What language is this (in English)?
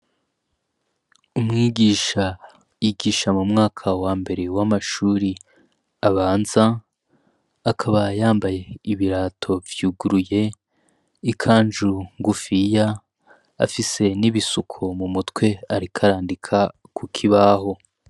Rundi